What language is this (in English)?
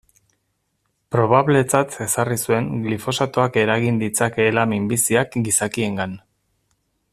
Basque